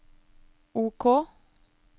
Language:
Norwegian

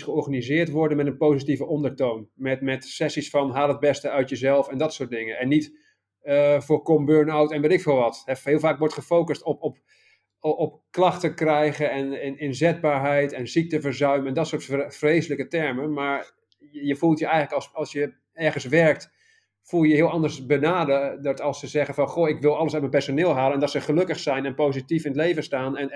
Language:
Dutch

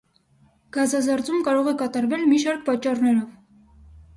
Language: Armenian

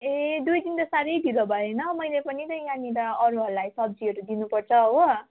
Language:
Nepali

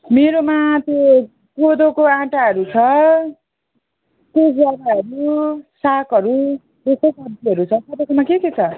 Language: Nepali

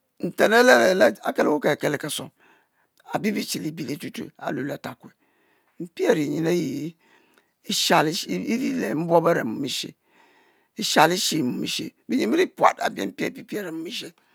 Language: Mbe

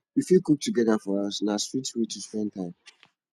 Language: Nigerian Pidgin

